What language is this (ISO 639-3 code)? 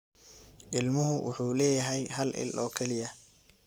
som